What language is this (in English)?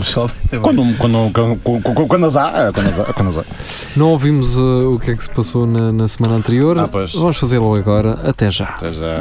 Portuguese